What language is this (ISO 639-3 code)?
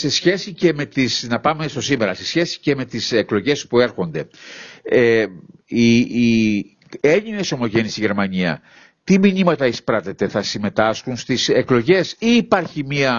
ell